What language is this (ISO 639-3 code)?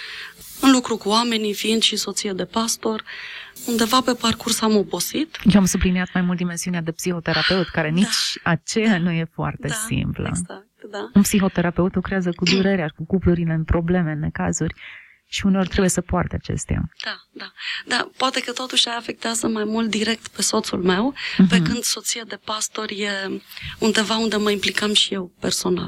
ron